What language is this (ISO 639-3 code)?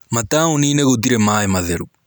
kik